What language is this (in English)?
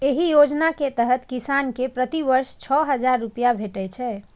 Maithili